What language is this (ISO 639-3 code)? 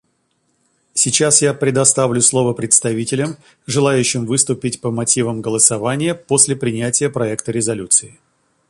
rus